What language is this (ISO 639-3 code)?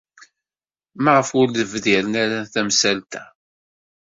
kab